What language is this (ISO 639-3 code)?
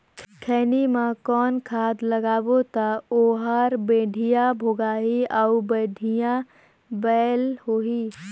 hne